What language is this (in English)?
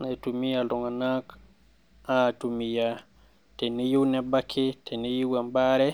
Masai